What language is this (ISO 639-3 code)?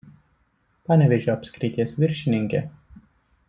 lit